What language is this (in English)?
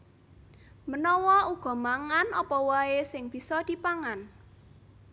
Javanese